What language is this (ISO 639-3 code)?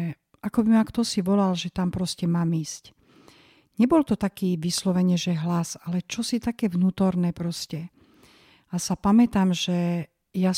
slk